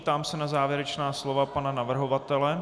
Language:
Czech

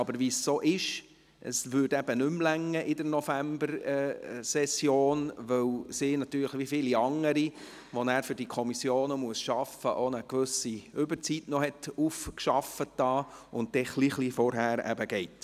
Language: Swiss German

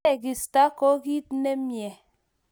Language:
Kalenjin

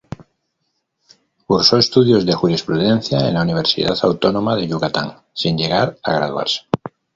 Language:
Spanish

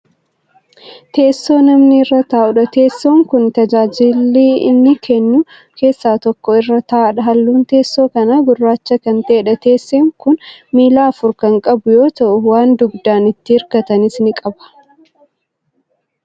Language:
Oromo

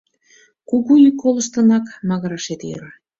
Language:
Mari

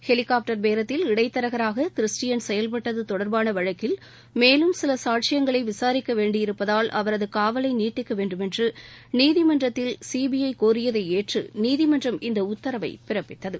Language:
Tamil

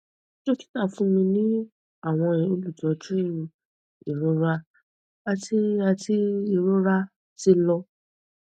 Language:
Yoruba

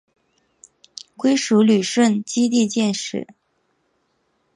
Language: Chinese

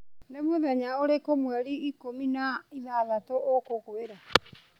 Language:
Kikuyu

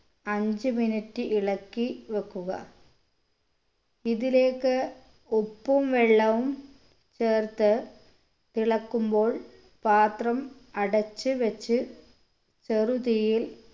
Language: Malayalam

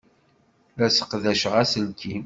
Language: Kabyle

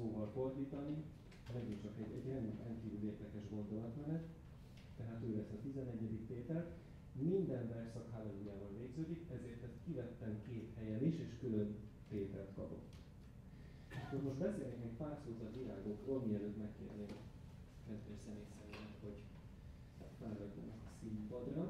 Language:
Hungarian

